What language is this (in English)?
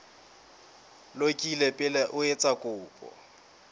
Southern Sotho